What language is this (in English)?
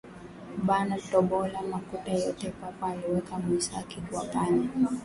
Swahili